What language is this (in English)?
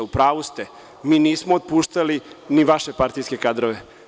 Serbian